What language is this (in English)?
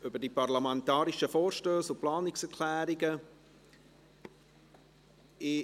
Swiss German